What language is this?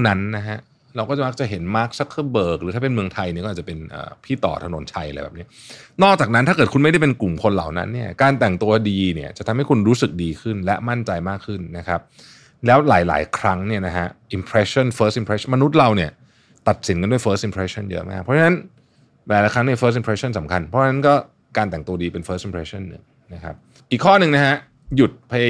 Thai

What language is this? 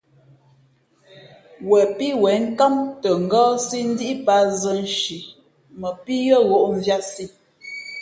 Fe'fe'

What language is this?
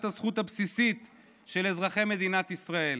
Hebrew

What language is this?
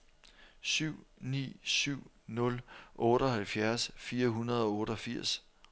Danish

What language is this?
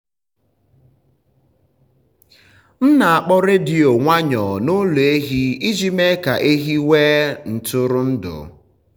Igbo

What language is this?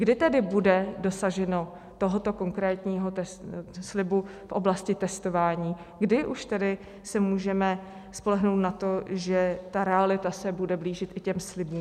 Czech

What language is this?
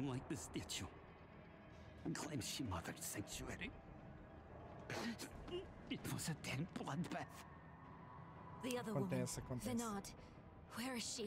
Portuguese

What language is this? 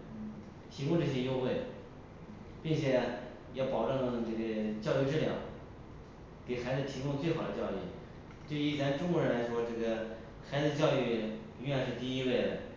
Chinese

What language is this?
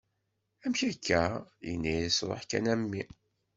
Kabyle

